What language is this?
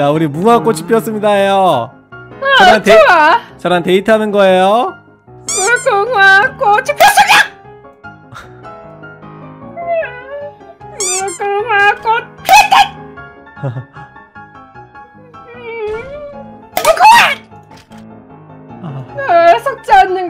Korean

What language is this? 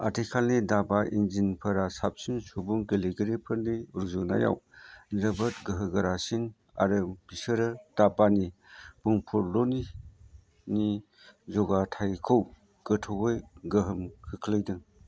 Bodo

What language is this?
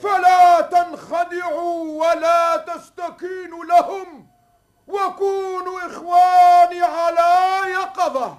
Arabic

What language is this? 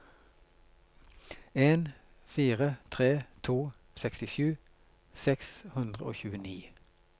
Norwegian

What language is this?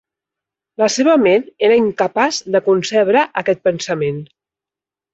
Catalan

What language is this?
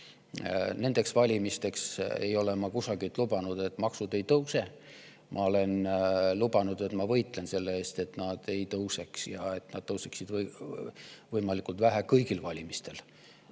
Estonian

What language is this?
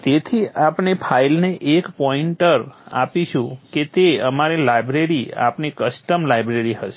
Gujarati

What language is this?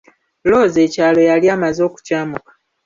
Ganda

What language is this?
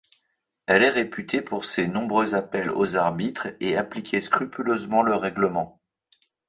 French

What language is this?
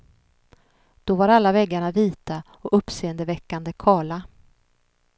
Swedish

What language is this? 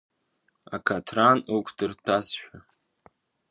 Abkhazian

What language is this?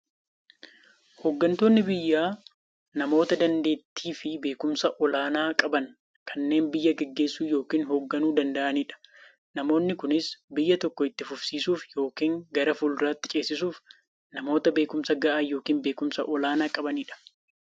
Oromo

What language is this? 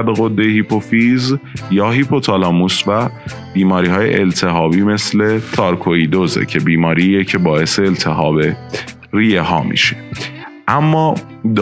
Persian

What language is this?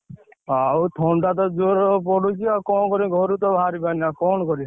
Odia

